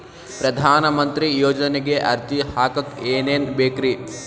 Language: Kannada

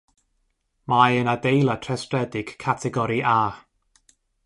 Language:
Welsh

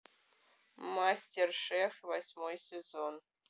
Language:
Russian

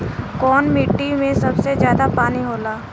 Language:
Bhojpuri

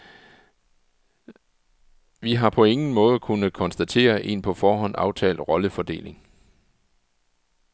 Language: Danish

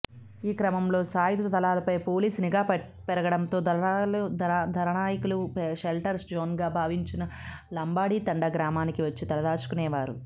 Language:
Telugu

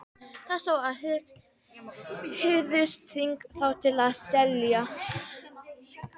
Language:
Icelandic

